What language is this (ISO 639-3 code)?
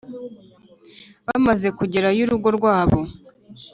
kin